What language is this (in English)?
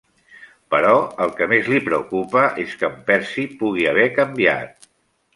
Catalan